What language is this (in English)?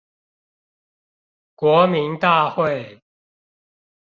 Chinese